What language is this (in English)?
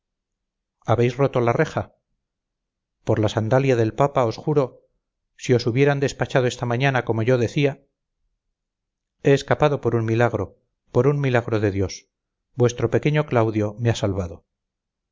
Spanish